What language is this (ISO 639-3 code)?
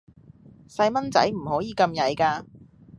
yue